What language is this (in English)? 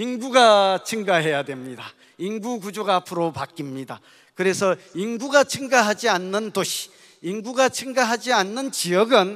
Korean